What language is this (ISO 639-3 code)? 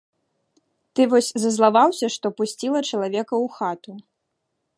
bel